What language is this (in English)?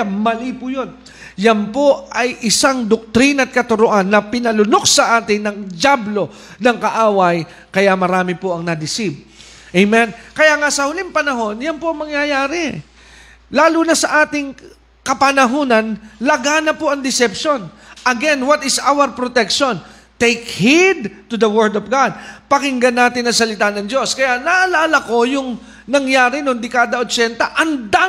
Filipino